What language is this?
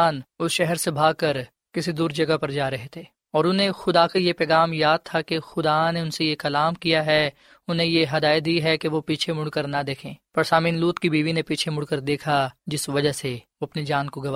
Urdu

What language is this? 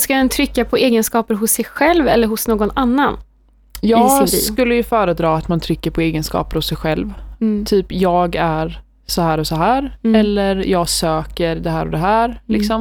Swedish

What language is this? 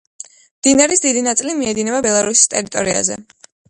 Georgian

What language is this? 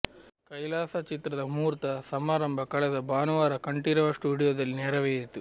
Kannada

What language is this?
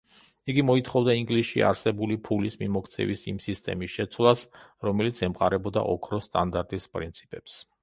Georgian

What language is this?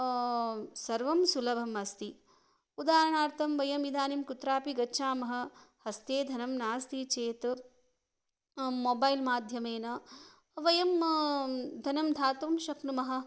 Sanskrit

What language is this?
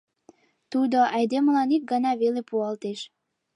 Mari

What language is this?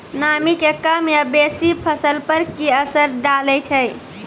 Maithili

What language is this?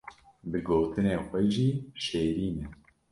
Kurdish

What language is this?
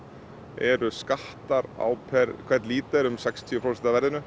Icelandic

